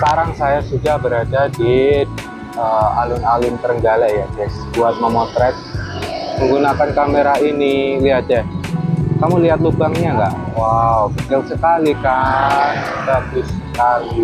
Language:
Indonesian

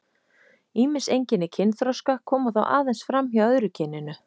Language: Icelandic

